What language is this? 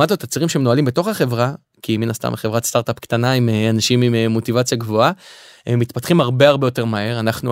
Hebrew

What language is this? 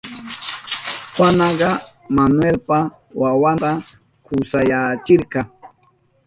Southern Pastaza Quechua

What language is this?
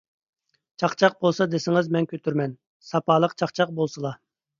Uyghur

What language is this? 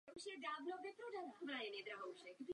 Czech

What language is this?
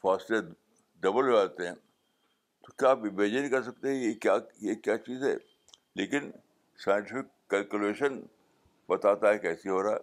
Urdu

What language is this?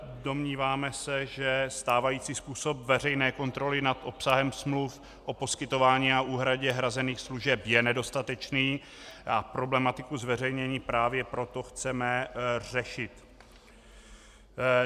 Czech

